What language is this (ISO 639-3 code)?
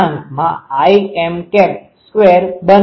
guj